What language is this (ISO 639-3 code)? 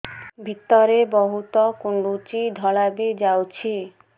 ori